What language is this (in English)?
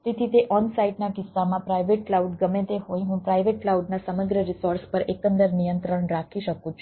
Gujarati